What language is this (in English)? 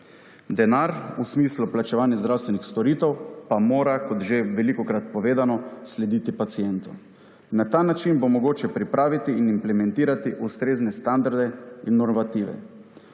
Slovenian